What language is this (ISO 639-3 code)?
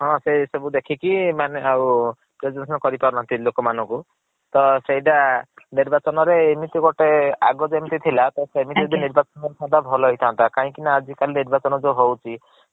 ori